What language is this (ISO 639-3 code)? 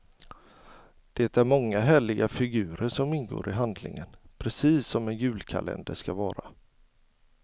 swe